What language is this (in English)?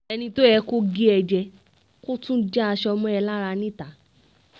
Yoruba